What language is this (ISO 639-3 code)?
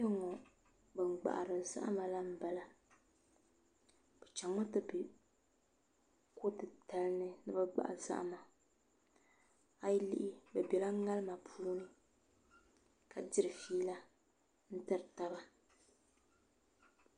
dag